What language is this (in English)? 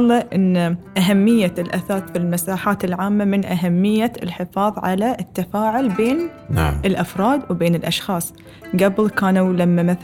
Arabic